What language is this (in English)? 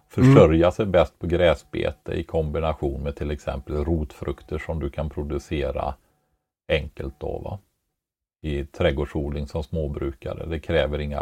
Swedish